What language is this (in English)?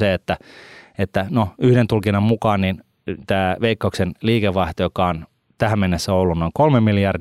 Finnish